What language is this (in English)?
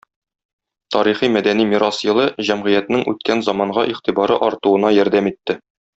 Tatar